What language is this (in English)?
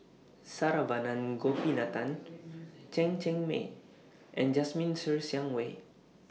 English